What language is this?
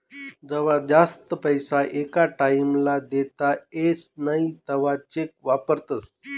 Marathi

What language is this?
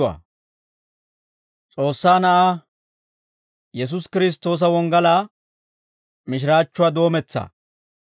Dawro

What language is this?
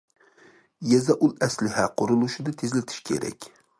Uyghur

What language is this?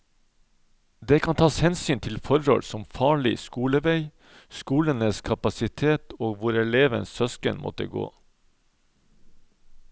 Norwegian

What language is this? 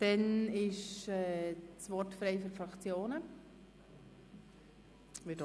Swiss German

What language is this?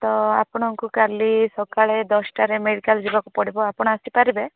Odia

